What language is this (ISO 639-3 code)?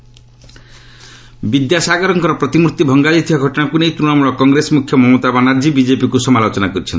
ori